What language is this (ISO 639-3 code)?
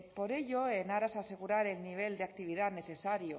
spa